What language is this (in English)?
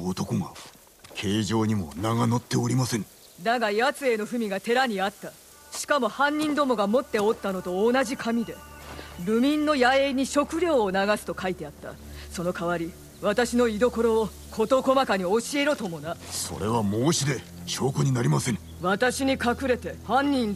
Japanese